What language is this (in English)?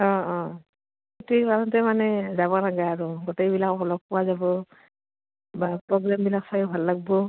Assamese